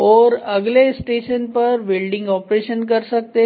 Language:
Hindi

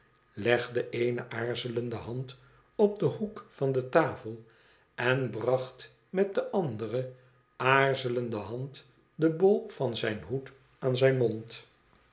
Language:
Dutch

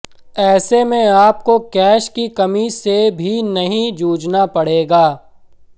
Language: Hindi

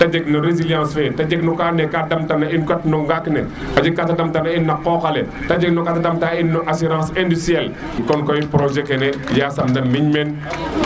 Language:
Serer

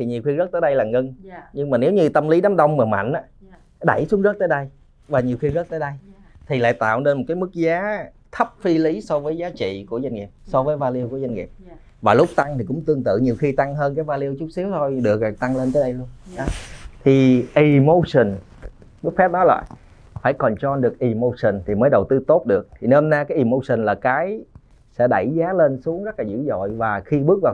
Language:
Vietnamese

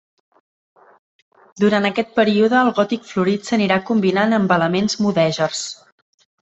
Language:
Catalan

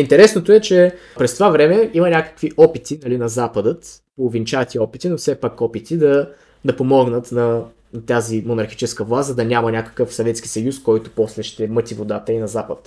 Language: Bulgarian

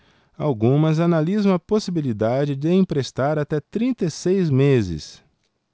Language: Portuguese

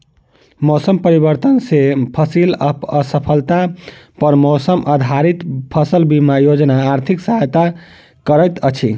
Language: Maithili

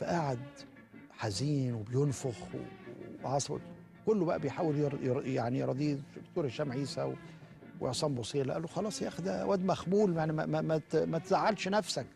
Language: Arabic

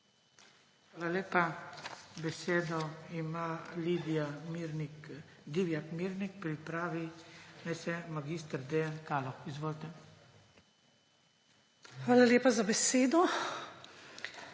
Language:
Slovenian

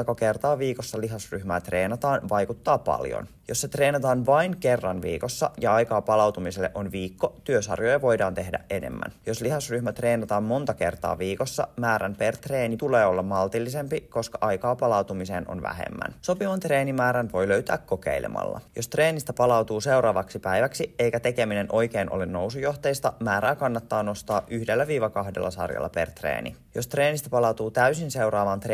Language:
Finnish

